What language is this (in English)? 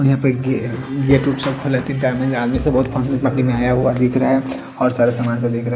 Hindi